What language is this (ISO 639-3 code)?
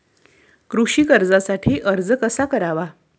mar